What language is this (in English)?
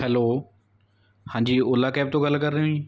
Punjabi